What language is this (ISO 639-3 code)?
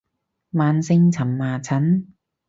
yue